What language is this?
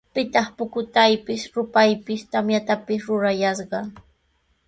Sihuas Ancash Quechua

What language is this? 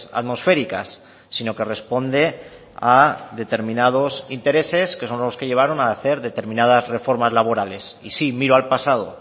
Spanish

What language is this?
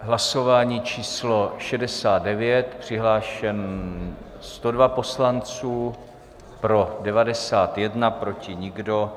Czech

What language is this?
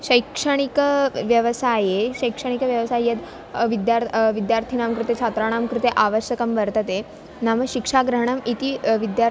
Sanskrit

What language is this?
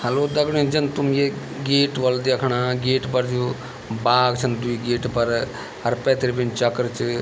Garhwali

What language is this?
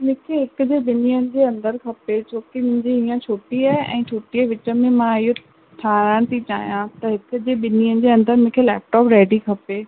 Sindhi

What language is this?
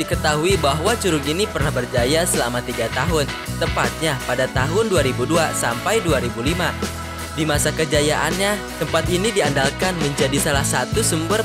Indonesian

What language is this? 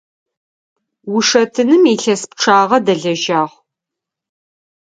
Adyghe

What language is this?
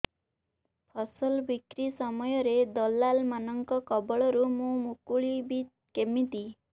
Odia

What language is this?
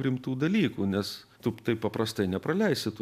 Lithuanian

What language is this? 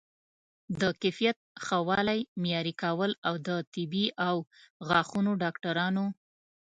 Pashto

